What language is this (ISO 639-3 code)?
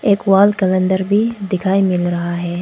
hin